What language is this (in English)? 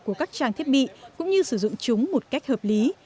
Vietnamese